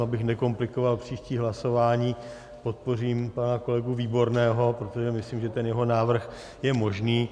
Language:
Czech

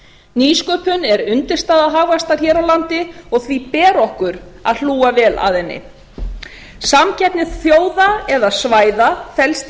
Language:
Icelandic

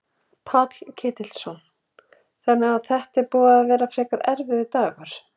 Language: Icelandic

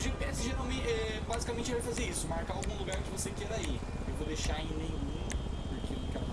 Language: Portuguese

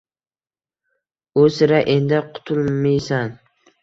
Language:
Uzbek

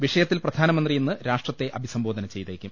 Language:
Malayalam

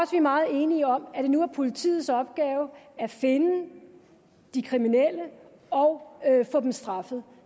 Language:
Danish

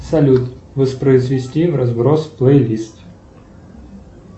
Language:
Russian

